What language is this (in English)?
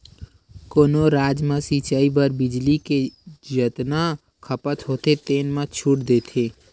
Chhattisgarhi